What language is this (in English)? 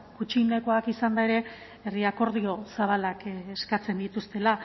Basque